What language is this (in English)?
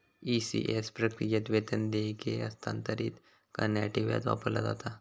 Marathi